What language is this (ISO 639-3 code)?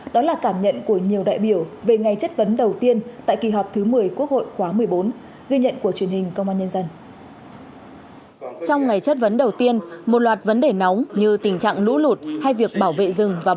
vie